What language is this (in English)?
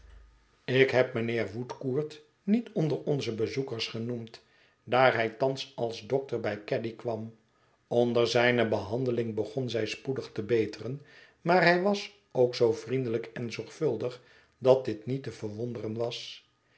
Dutch